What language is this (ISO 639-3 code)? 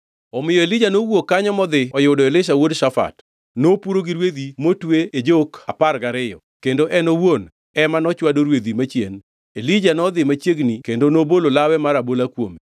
luo